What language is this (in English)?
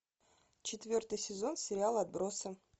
Russian